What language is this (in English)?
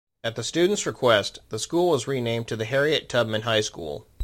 English